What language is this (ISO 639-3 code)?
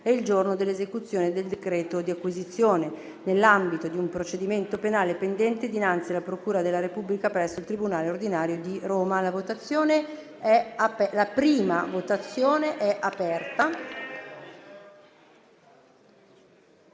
ita